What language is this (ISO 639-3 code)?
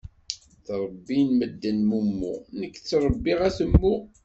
kab